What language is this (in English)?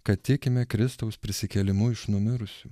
Lithuanian